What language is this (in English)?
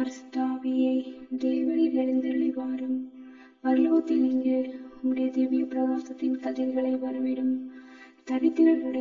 Romanian